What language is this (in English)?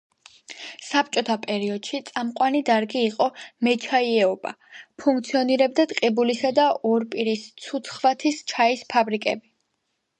Georgian